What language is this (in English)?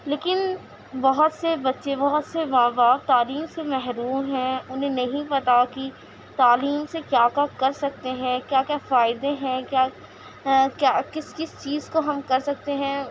Urdu